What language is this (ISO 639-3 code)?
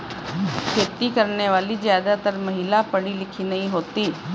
hin